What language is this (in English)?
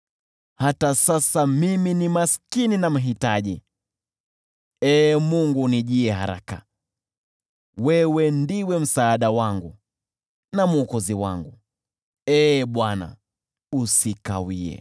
Swahili